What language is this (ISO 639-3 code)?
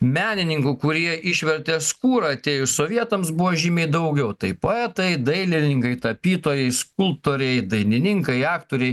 lit